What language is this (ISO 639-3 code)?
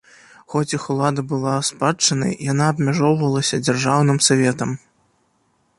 bel